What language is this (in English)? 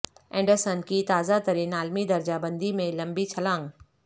Urdu